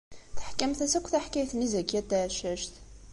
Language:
Kabyle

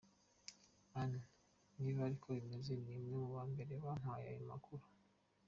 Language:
Kinyarwanda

